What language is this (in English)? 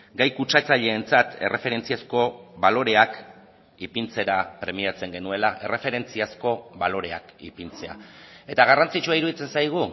Basque